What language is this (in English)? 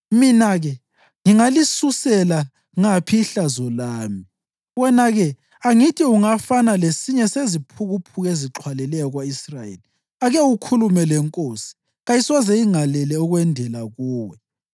North Ndebele